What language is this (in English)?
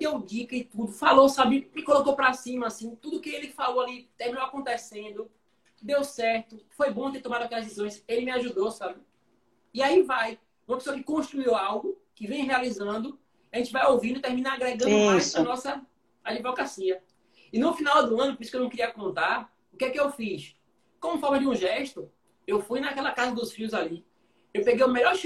Portuguese